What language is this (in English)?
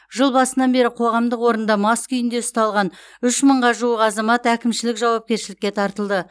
Kazakh